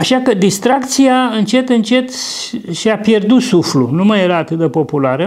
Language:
Romanian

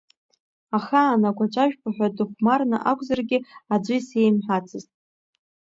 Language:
Abkhazian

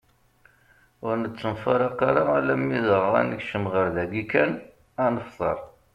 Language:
Kabyle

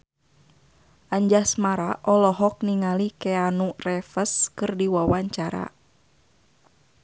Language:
Sundanese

